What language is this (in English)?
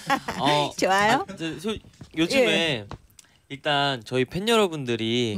Korean